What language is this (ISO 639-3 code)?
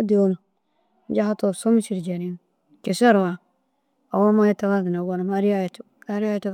dzg